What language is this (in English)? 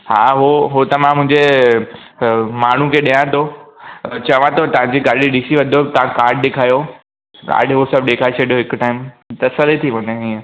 Sindhi